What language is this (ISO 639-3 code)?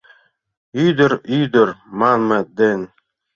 chm